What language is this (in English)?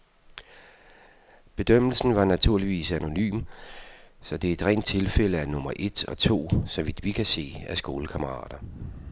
Danish